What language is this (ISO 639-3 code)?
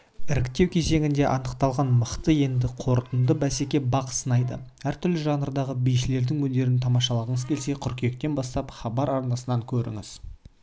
kaz